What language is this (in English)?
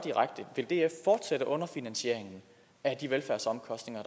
Danish